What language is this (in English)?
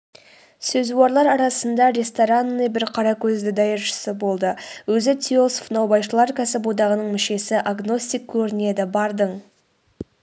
Kazakh